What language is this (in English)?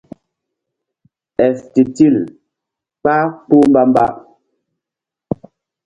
Mbum